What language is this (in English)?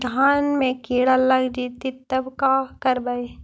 Magahi